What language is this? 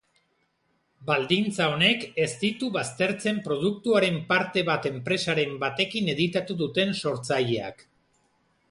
Basque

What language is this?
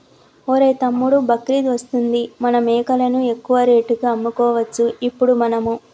Telugu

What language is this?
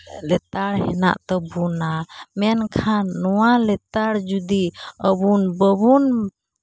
Santali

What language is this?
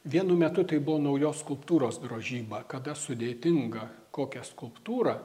Lithuanian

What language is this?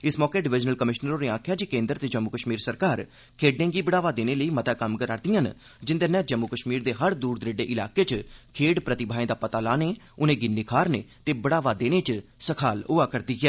Dogri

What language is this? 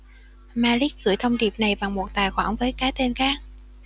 Vietnamese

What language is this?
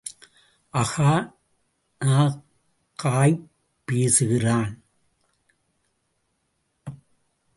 Tamil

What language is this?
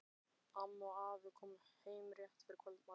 Icelandic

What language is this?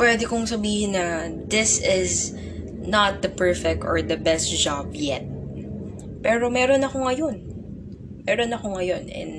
Filipino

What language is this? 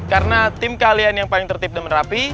Indonesian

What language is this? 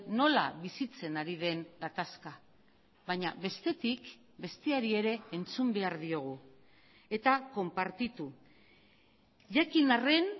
Basque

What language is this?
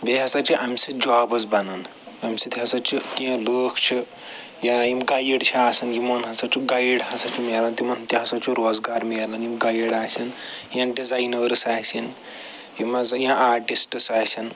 Kashmiri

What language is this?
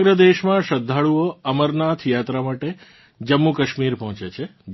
Gujarati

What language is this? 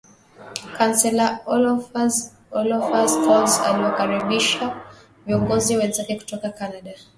Swahili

